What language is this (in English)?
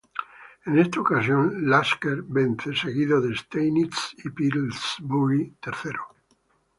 Spanish